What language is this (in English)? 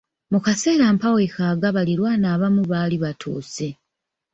Ganda